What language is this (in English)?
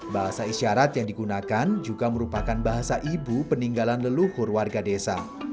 Indonesian